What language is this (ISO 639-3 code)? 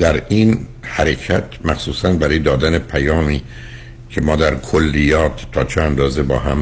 fas